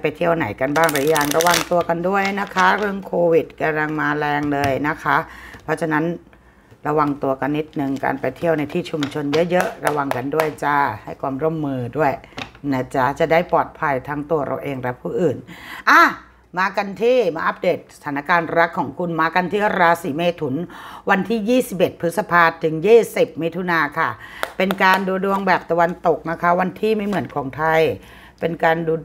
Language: Thai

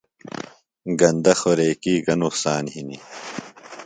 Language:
Phalura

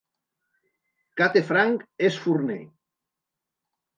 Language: Catalan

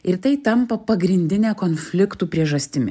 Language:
Lithuanian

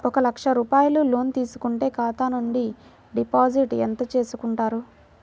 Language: Telugu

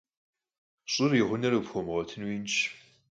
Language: Kabardian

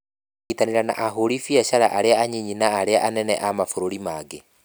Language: Kikuyu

